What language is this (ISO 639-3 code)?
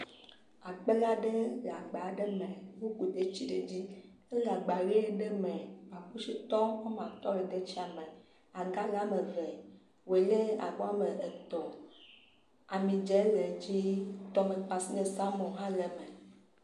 ewe